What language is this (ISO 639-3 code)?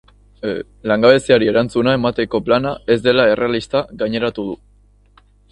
eus